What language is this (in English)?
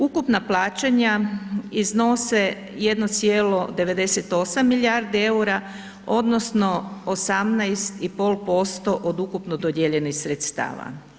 Croatian